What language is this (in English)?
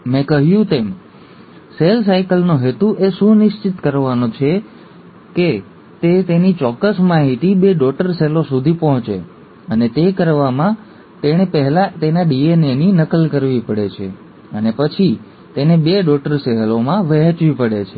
Gujarati